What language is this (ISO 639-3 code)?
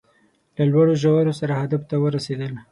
pus